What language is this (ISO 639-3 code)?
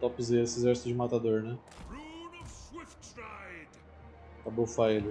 por